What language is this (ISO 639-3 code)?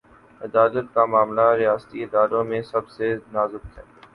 urd